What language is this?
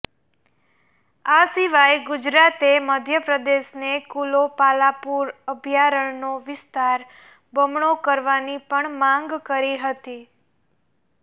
Gujarati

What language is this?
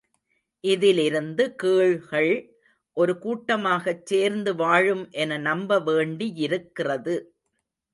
Tamil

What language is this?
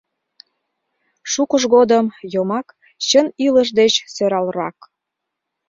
Mari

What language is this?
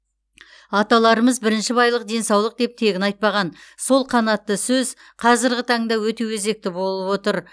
Kazakh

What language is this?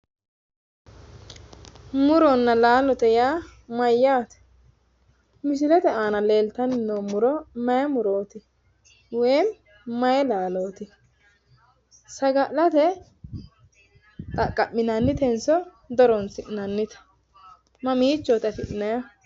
Sidamo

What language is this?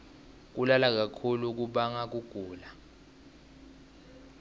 Swati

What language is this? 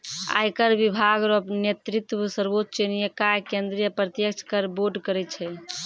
Maithili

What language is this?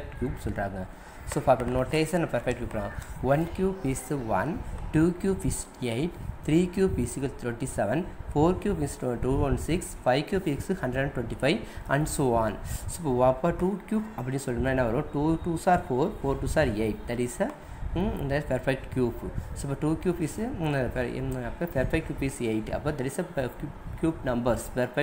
Thai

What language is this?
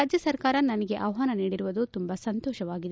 Kannada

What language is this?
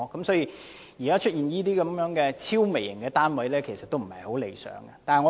Cantonese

